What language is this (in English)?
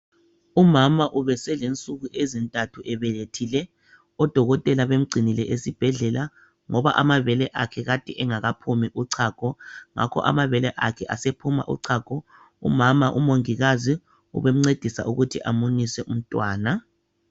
North Ndebele